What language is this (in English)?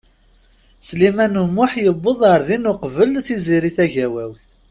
Kabyle